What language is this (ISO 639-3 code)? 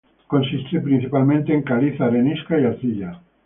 spa